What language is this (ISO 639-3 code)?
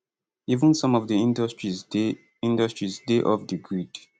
pcm